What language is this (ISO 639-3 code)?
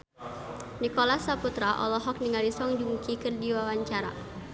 sun